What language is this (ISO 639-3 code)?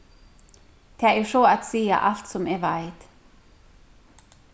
fao